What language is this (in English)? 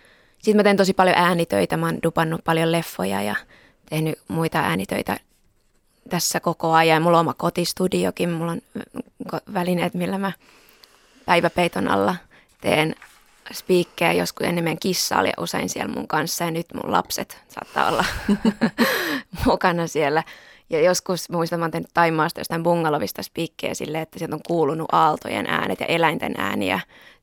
Finnish